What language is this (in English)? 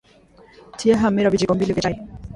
Swahili